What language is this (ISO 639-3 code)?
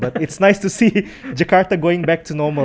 ind